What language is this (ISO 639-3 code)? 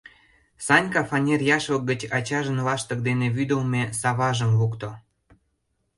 chm